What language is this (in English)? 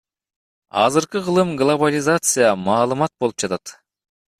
Kyrgyz